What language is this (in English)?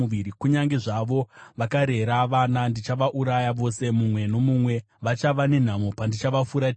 Shona